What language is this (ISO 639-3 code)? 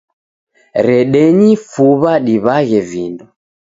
dav